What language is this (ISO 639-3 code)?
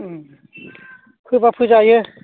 brx